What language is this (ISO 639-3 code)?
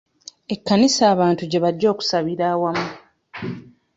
lug